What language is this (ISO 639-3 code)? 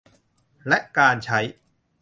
tha